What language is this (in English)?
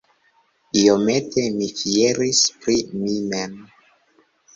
Esperanto